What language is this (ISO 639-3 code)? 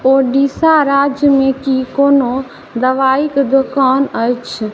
mai